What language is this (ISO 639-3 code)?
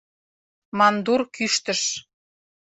chm